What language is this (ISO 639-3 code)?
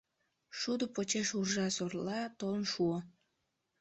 chm